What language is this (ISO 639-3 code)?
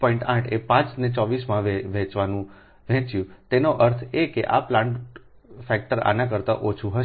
guj